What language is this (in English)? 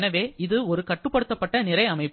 Tamil